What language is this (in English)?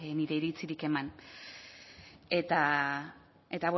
Basque